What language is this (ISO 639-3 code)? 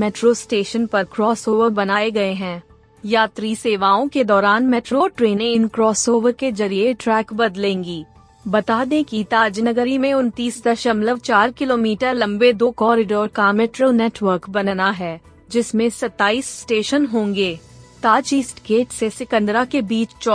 hin